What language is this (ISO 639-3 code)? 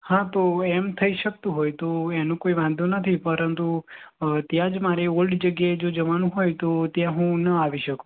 guj